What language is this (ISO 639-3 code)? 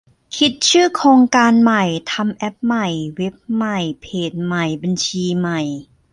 tha